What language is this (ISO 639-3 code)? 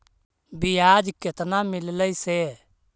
mag